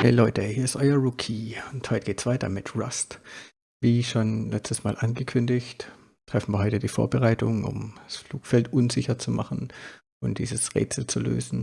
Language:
German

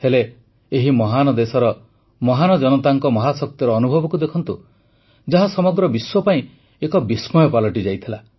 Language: Odia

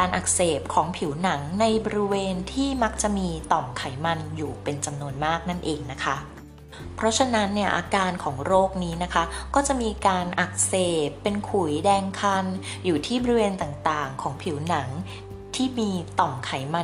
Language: Thai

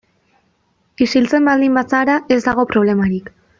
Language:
Basque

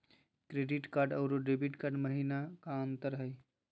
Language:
Magahi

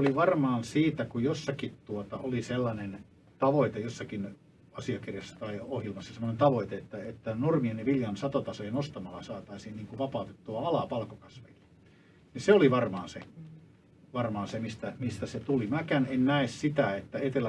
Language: Finnish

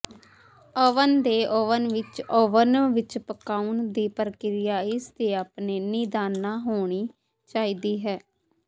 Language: Punjabi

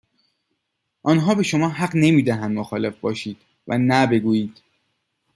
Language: Persian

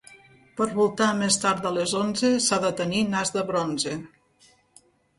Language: Catalan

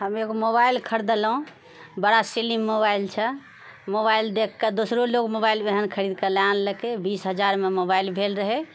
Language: Maithili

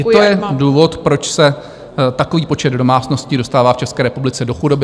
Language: Czech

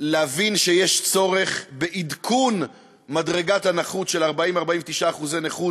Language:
Hebrew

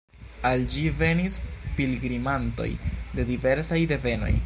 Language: Esperanto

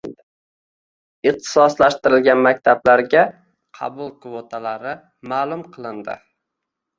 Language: Uzbek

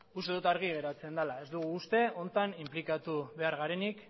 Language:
Basque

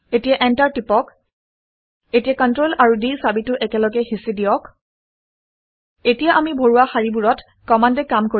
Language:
Assamese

